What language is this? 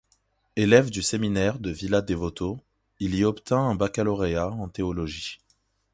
French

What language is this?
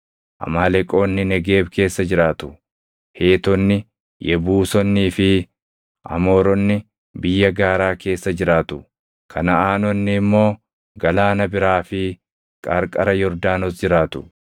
Oromo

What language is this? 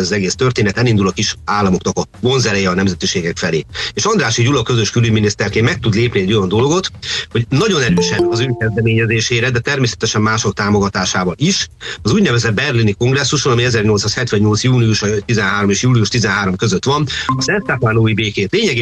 Hungarian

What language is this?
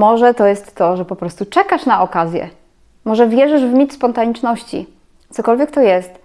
Polish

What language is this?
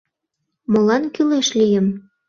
Mari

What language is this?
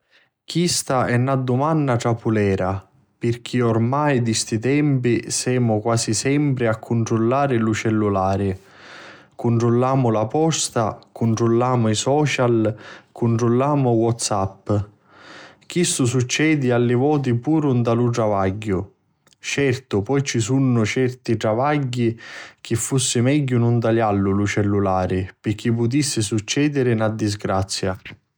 Sicilian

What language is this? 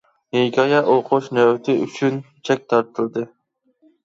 Uyghur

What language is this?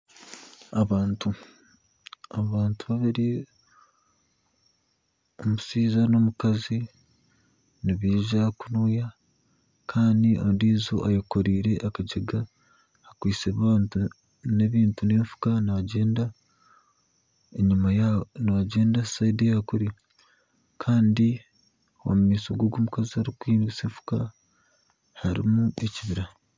Nyankole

